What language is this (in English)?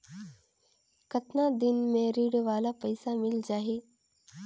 Chhattisgarhi